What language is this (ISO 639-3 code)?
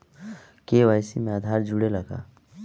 bho